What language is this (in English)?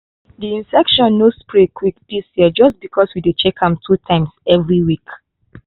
Nigerian Pidgin